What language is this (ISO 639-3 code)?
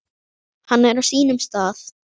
isl